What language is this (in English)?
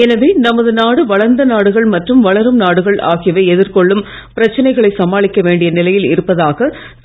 Tamil